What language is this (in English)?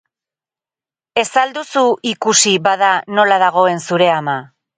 Basque